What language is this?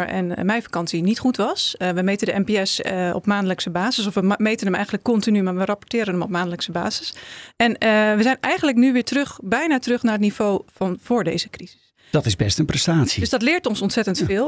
Dutch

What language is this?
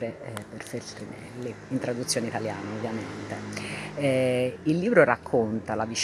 Italian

